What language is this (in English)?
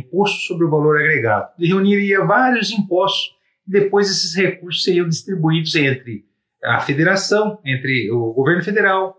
Portuguese